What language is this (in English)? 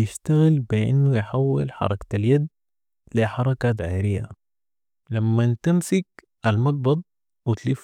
Sudanese Arabic